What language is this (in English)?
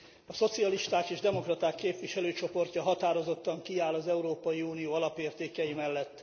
Hungarian